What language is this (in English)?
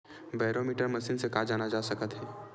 Chhattisgarhi